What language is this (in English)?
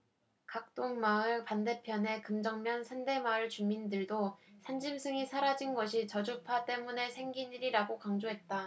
Korean